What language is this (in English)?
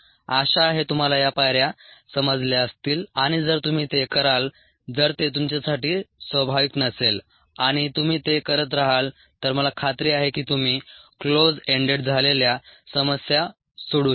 Marathi